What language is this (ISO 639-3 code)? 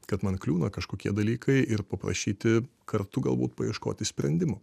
lit